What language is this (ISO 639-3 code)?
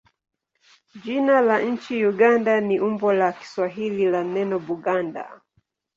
swa